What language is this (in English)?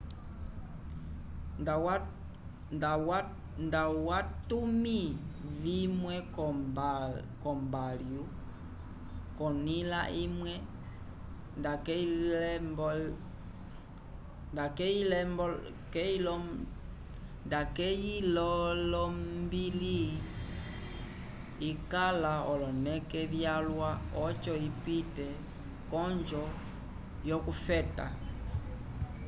Umbundu